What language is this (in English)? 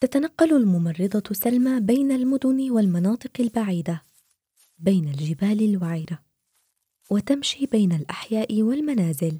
Arabic